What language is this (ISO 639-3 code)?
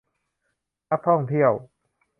tha